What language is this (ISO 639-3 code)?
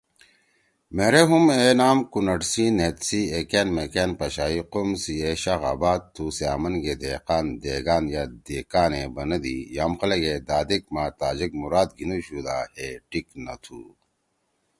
trw